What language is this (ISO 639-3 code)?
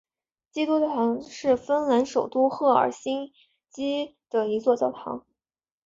zho